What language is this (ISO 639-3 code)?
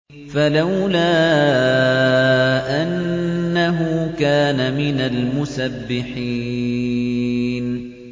ara